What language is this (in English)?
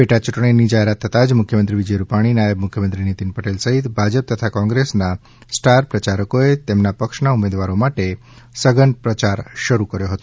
Gujarati